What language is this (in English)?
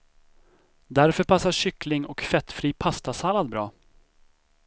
Swedish